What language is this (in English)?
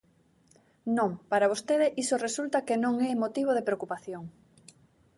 Galician